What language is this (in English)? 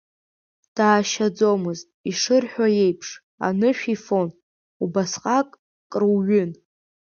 Abkhazian